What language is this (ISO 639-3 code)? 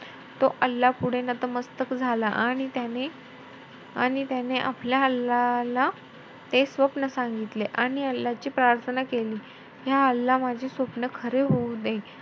mar